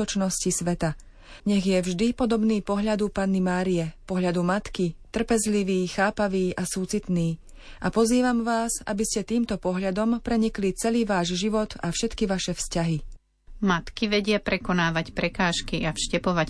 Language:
Slovak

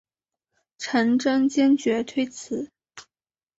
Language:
Chinese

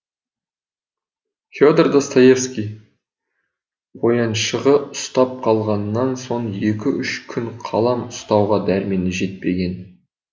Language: Kazakh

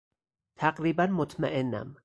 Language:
Persian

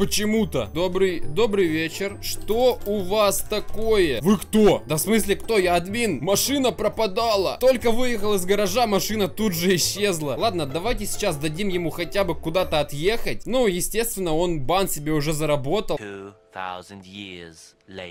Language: Russian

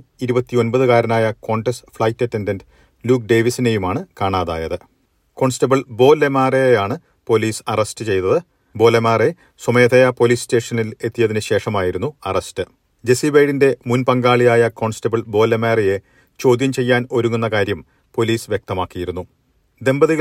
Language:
Malayalam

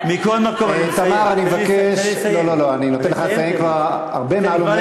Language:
Hebrew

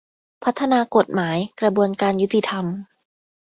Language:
Thai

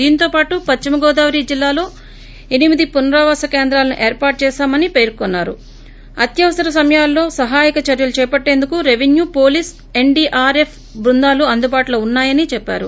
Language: Telugu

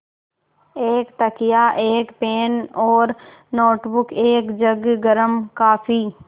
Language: Hindi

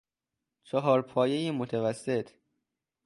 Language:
Persian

